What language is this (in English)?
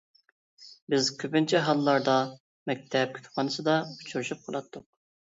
Uyghur